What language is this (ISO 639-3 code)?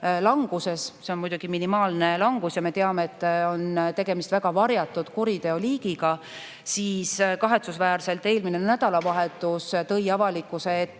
est